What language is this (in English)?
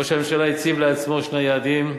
Hebrew